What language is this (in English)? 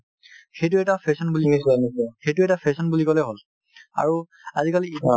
Assamese